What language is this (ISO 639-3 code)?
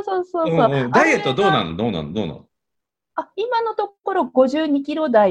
jpn